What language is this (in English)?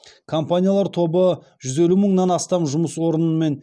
Kazakh